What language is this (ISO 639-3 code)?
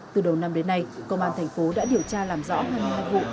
vie